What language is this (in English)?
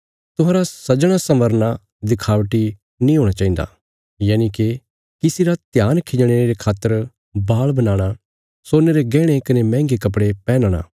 Bilaspuri